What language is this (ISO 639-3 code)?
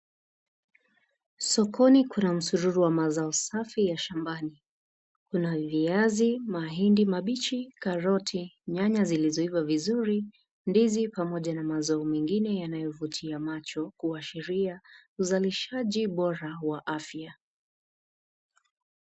swa